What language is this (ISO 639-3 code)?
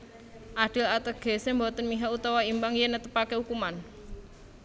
jav